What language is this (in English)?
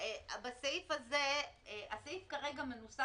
Hebrew